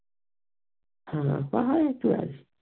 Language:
Bangla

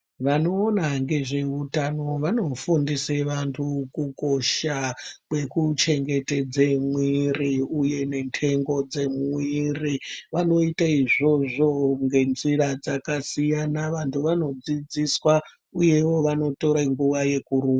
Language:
Ndau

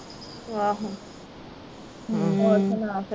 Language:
Punjabi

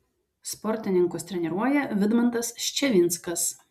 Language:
Lithuanian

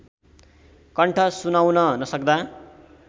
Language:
Nepali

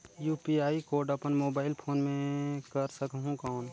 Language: Chhattisgarhi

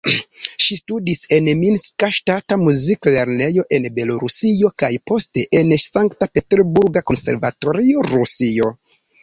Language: Esperanto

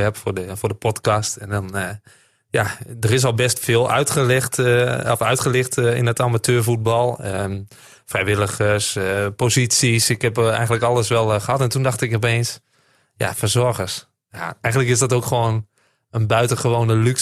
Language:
Dutch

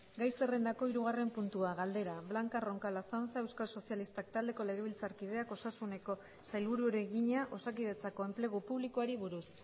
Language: Basque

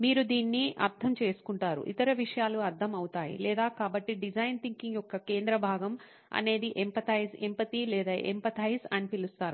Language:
Telugu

